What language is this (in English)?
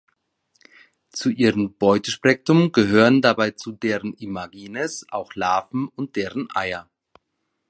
German